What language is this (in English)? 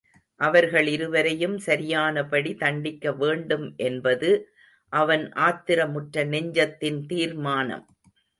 Tamil